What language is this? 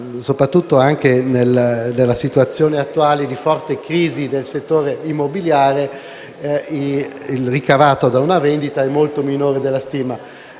Italian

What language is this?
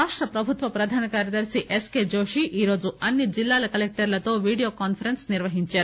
Telugu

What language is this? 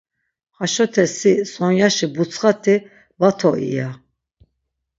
Laz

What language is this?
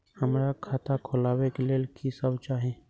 Maithili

